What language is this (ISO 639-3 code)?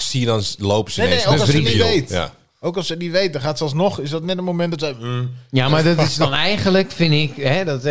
nld